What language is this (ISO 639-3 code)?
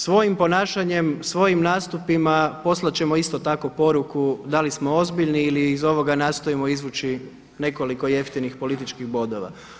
hrv